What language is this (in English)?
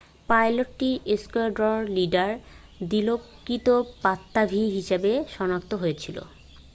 Bangla